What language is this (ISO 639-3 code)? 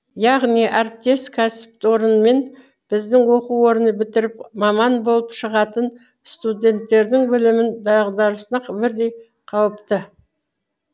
kaz